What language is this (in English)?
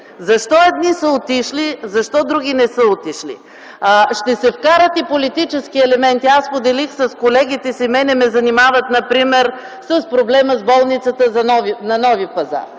Bulgarian